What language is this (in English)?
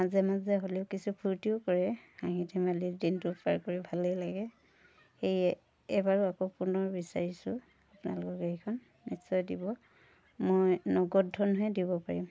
Assamese